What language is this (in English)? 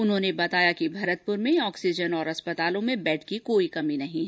Hindi